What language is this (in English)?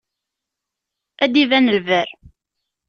Kabyle